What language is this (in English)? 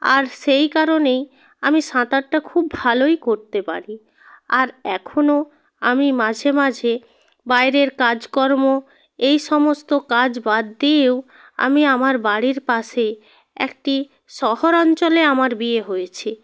Bangla